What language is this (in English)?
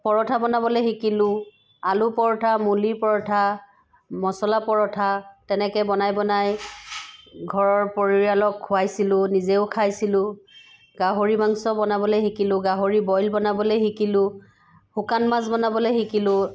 Assamese